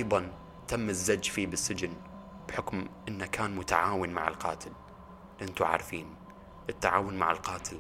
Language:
Arabic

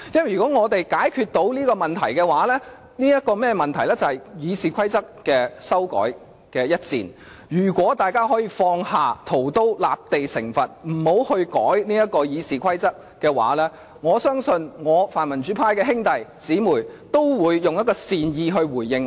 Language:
Cantonese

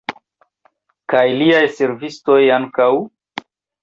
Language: Esperanto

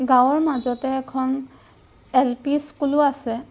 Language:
Assamese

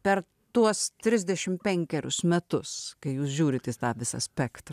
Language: Lithuanian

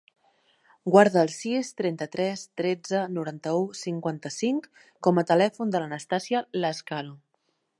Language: Catalan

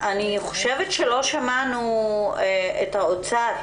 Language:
Hebrew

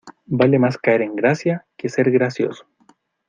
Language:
Spanish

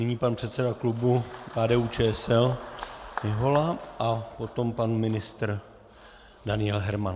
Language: Czech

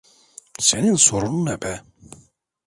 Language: Turkish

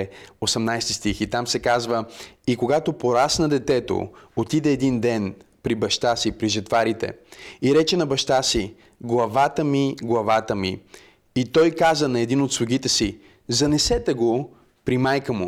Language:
Bulgarian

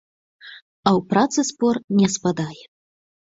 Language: Belarusian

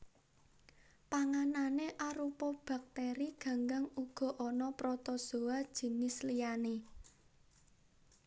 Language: Javanese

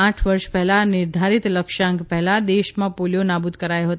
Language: Gujarati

